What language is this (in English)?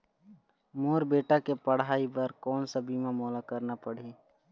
Chhattisgarhi